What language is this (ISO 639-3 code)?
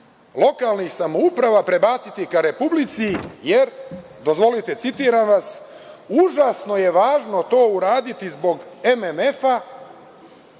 srp